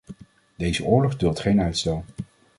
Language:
Dutch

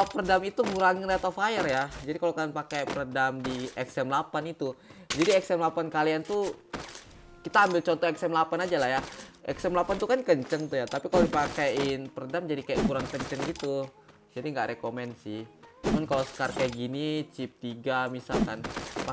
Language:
Indonesian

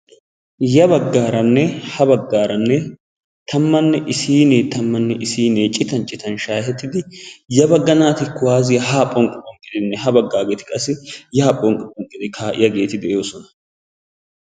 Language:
Wolaytta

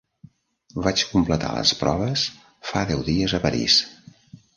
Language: Catalan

